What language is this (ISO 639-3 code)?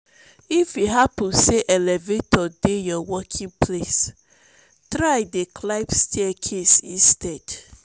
pcm